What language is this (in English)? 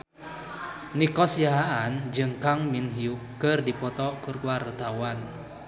Sundanese